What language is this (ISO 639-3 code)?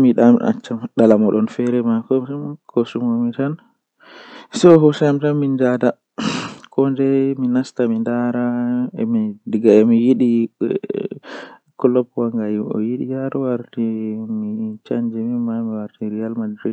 fuh